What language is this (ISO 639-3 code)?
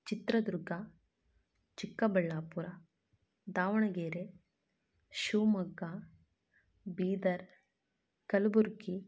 kan